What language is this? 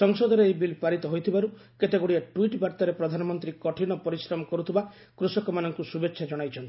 Odia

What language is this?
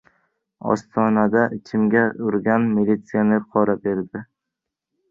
Uzbek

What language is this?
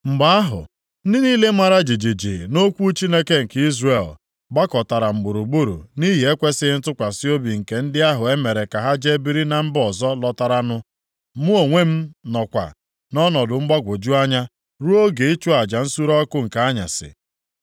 Igbo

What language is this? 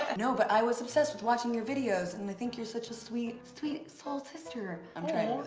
English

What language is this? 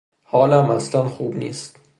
Persian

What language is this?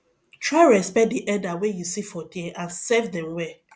Nigerian Pidgin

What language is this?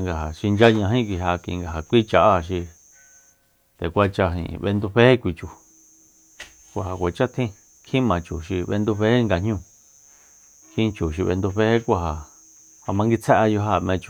Soyaltepec Mazatec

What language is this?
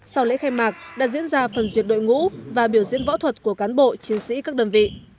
Vietnamese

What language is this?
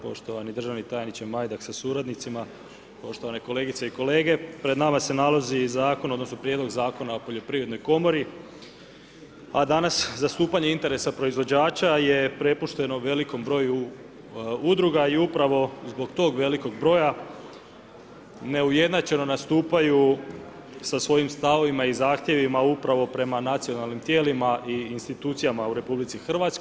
Croatian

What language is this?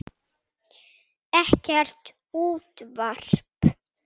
Icelandic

